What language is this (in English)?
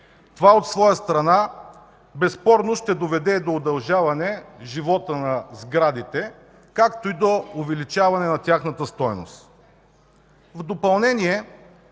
Bulgarian